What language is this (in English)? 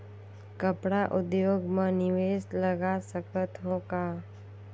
Chhattisgarhi